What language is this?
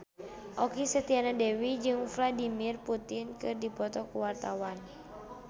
Sundanese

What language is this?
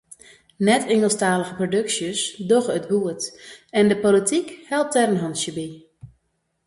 Western Frisian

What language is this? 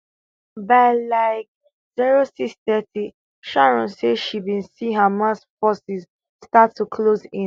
Nigerian Pidgin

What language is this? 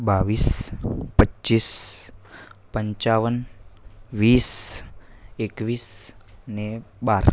Gujarati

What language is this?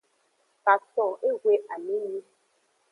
Aja (Benin)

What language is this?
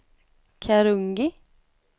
Swedish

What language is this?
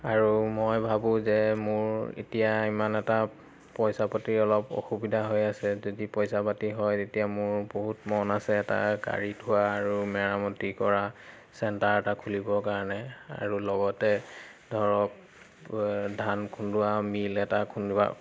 Assamese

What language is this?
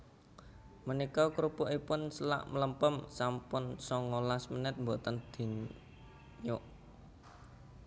Javanese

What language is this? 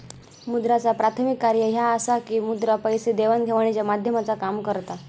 Marathi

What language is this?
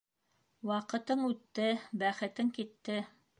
Bashkir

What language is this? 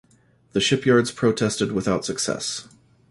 English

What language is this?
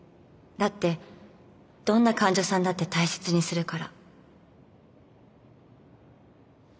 Japanese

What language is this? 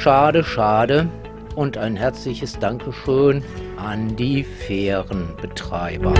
German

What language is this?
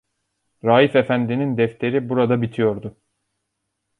Turkish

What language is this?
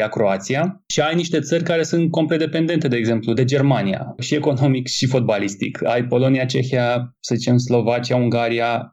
Romanian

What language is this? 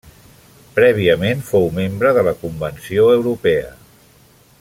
Catalan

